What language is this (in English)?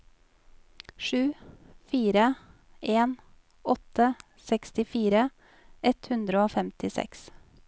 Norwegian